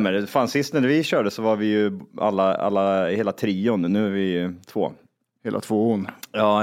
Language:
Swedish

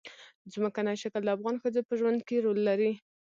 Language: Pashto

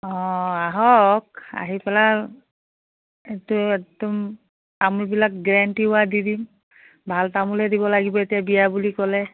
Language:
Assamese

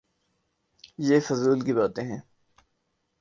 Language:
Urdu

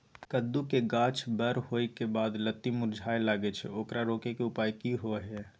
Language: Maithili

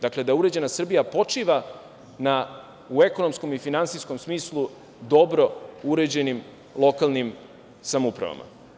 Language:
Serbian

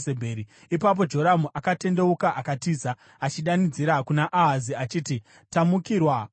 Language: Shona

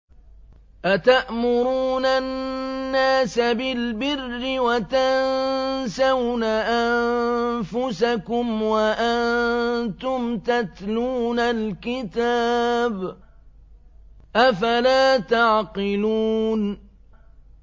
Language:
Arabic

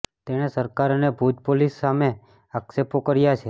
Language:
Gujarati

